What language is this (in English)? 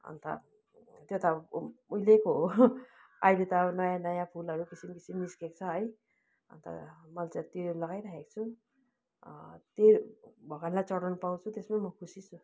Nepali